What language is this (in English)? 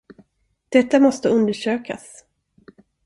Swedish